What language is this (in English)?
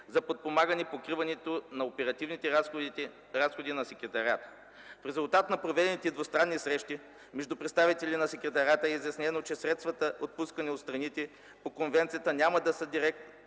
Bulgarian